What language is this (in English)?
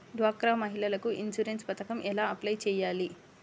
Telugu